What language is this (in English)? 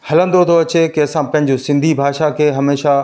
Sindhi